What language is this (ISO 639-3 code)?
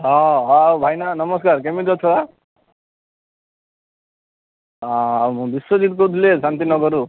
ori